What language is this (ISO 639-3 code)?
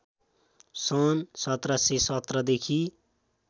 nep